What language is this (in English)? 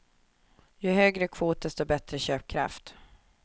Swedish